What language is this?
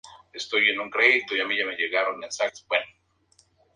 Spanish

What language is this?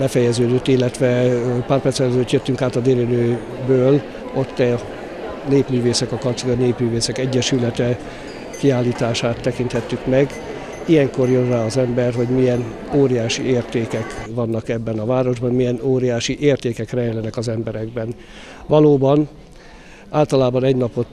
Hungarian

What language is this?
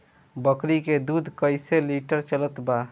Bhojpuri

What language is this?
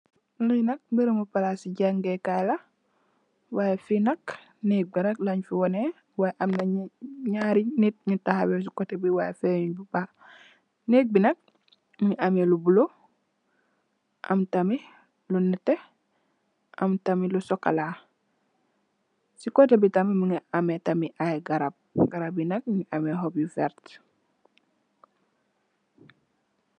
Wolof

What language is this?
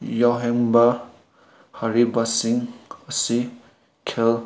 Manipuri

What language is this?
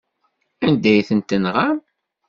Kabyle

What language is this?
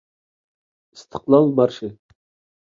Uyghur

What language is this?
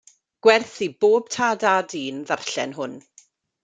Welsh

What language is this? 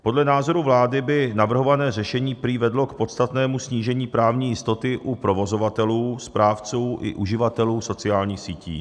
Czech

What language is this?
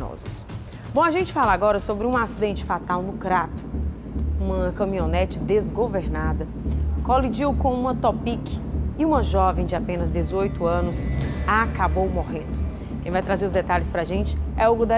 Portuguese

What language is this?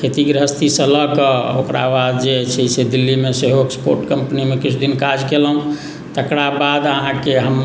Maithili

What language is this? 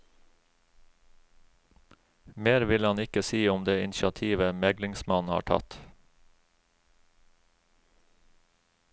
Norwegian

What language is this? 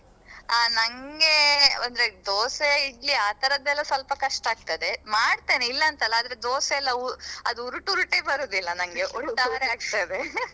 Kannada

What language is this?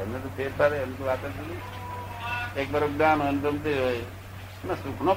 Gujarati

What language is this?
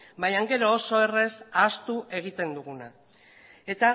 Basque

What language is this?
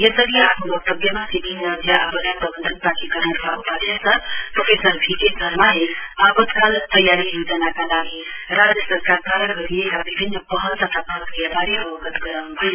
Nepali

